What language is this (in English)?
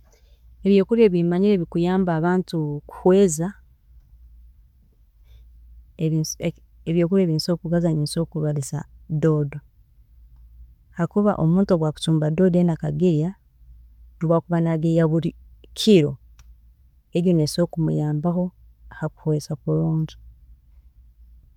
Tooro